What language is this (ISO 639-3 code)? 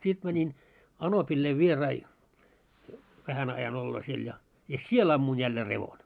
fin